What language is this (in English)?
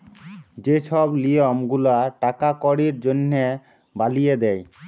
Bangla